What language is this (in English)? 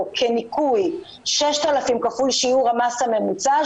Hebrew